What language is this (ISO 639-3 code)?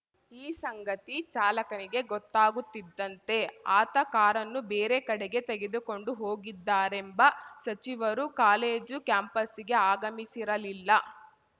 kan